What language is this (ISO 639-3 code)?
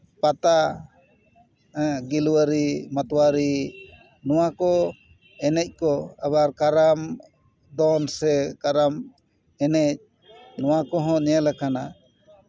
sat